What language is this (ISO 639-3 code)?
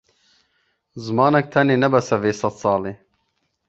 kur